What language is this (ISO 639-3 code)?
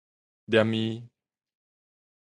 nan